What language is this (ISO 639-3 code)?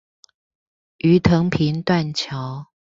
zho